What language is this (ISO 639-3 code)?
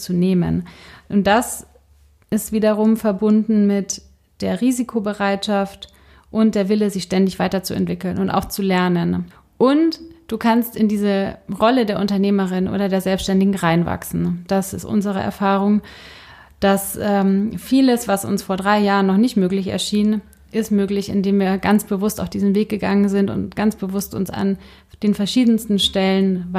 deu